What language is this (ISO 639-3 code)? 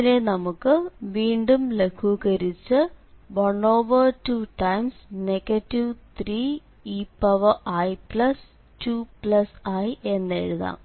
mal